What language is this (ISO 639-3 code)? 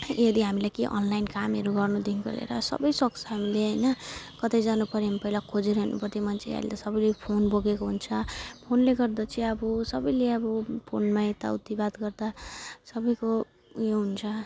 nep